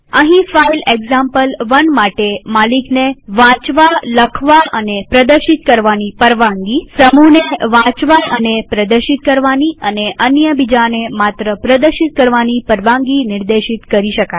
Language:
Gujarati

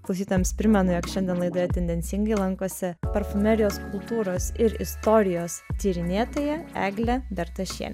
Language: Lithuanian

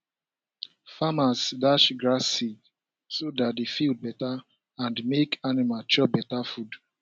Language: Nigerian Pidgin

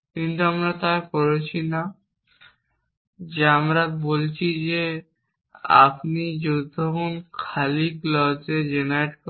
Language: Bangla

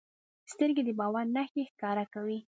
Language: Pashto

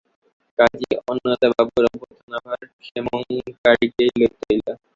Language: Bangla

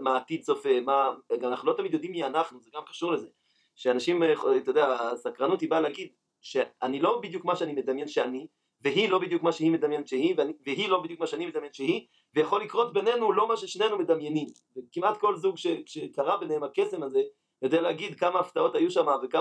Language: Hebrew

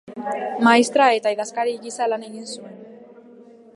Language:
Basque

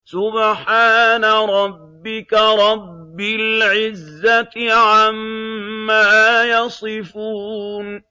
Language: Arabic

